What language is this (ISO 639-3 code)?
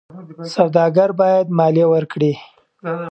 pus